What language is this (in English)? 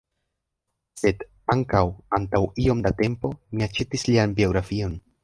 Esperanto